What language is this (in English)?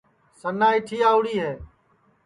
Sansi